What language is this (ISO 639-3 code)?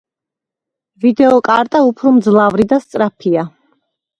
kat